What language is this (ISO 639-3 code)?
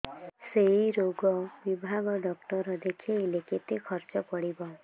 ori